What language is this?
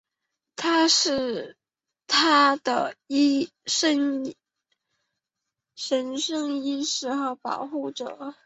Chinese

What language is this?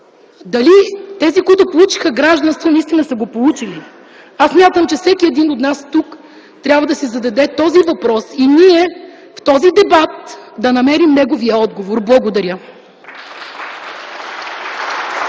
Bulgarian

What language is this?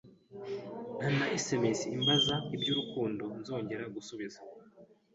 Kinyarwanda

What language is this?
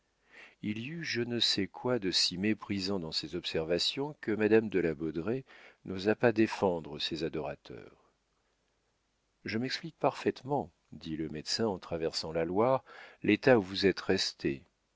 French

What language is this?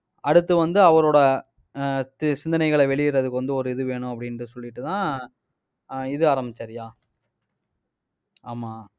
Tamil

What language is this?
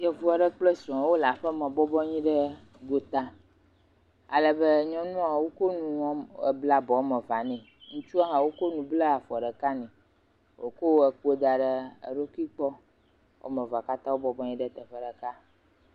Ewe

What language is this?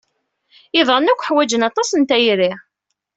Kabyle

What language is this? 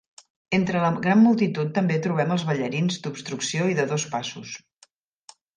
Catalan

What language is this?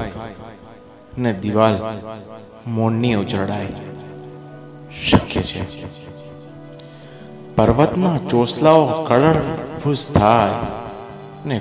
Gujarati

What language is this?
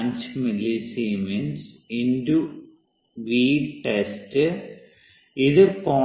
Malayalam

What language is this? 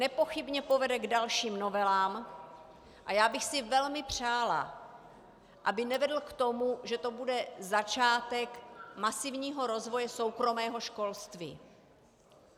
Czech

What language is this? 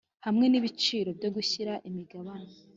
Kinyarwanda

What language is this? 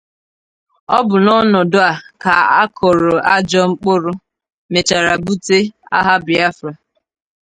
Igbo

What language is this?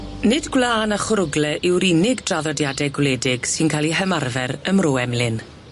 Welsh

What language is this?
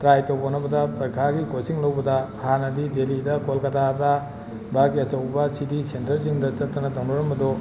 Manipuri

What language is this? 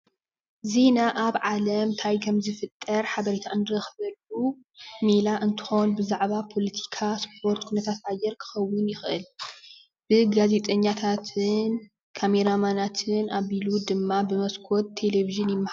Tigrinya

